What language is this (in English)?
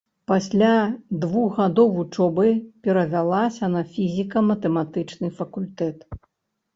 Belarusian